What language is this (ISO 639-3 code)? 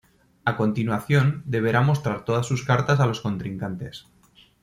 spa